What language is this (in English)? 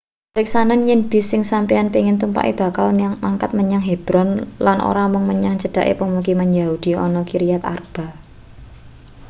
Javanese